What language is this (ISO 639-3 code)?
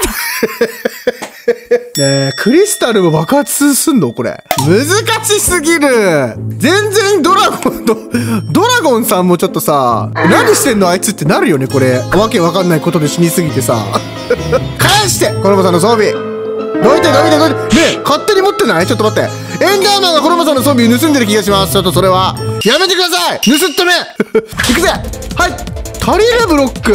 jpn